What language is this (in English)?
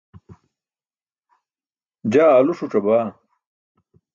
Burushaski